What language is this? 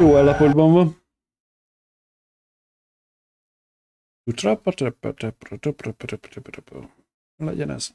Hungarian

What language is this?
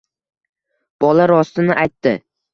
Uzbek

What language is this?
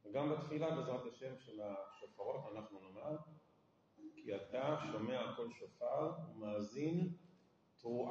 Hebrew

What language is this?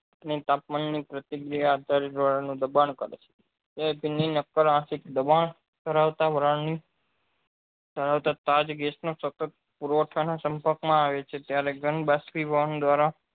Gujarati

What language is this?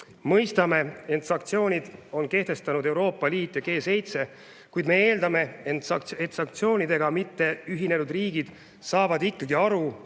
Estonian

